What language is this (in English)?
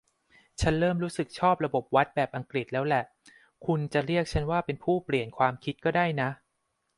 Thai